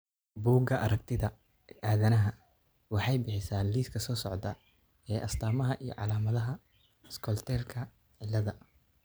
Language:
Somali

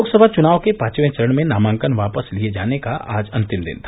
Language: Hindi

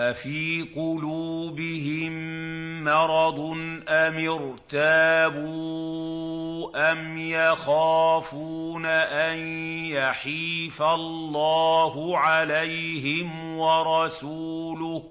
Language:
Arabic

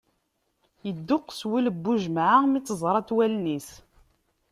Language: Kabyle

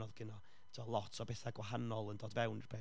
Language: Welsh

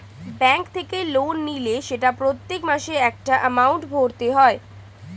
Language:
Bangla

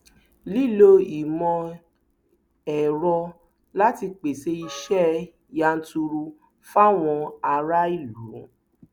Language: Yoruba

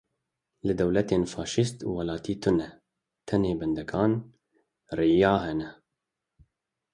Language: Kurdish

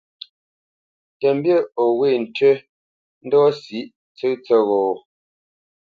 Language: Bamenyam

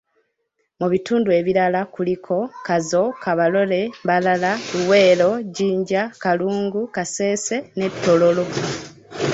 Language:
Ganda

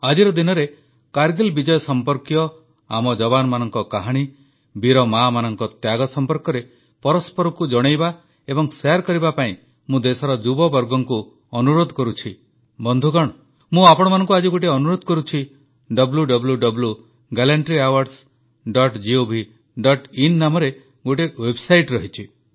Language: Odia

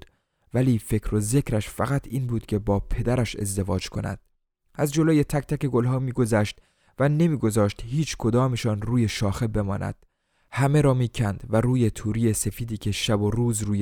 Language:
Persian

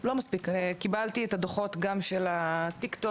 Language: Hebrew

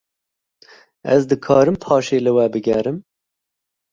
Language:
Kurdish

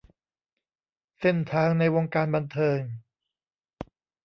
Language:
Thai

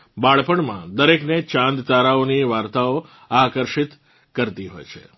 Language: Gujarati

